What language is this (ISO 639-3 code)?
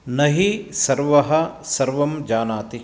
san